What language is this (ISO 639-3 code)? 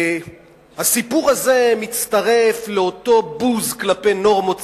heb